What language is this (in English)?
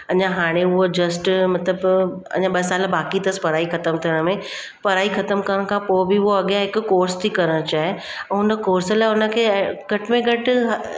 Sindhi